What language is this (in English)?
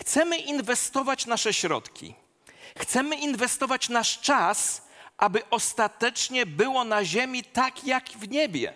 Polish